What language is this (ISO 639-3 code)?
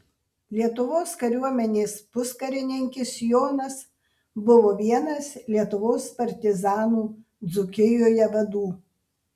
lit